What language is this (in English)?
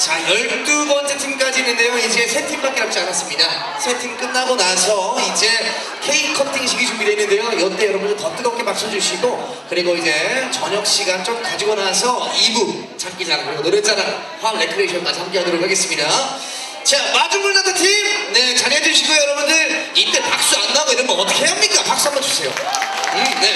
Korean